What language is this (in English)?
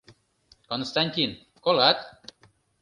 Mari